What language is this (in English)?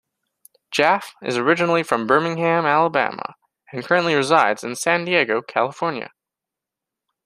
English